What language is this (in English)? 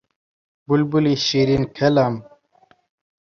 Central Kurdish